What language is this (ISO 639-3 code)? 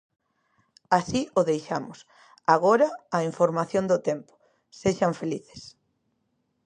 glg